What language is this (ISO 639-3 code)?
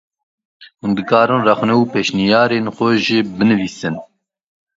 kur